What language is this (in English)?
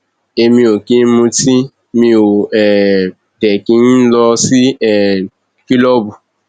Yoruba